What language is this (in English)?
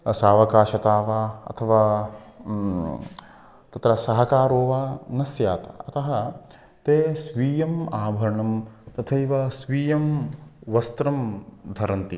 Sanskrit